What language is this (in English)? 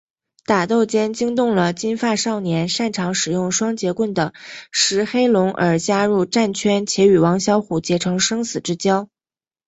Chinese